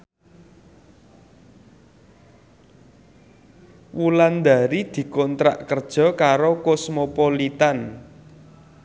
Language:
Javanese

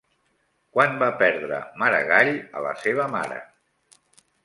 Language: Catalan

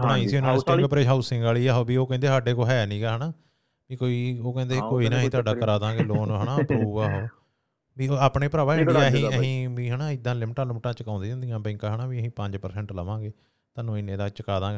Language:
Punjabi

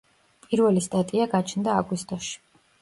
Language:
Georgian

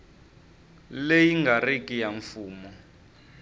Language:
Tsonga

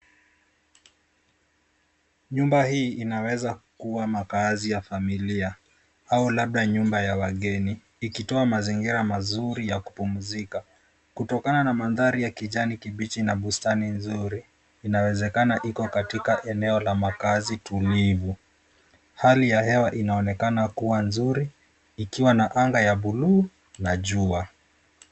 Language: Swahili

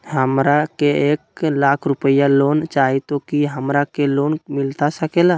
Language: Magahi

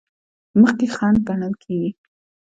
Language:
Pashto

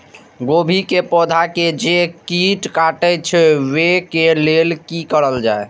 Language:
Maithili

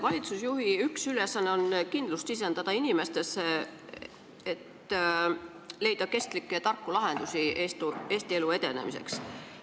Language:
Estonian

